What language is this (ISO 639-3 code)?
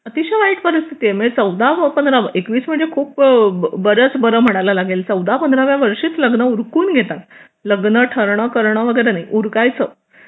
mar